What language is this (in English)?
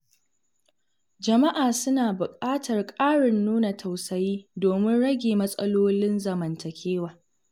Hausa